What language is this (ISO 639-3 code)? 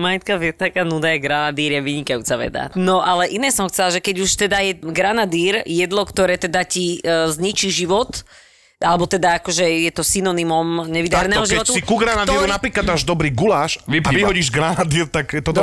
slk